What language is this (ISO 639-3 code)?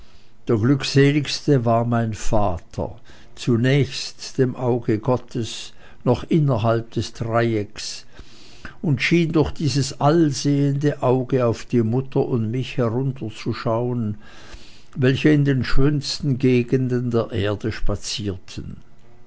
deu